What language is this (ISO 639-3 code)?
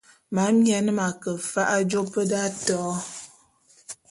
bum